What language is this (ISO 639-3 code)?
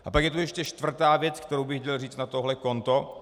ces